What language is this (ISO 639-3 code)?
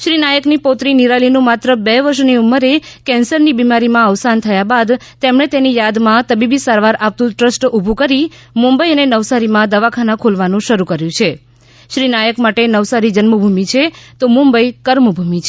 guj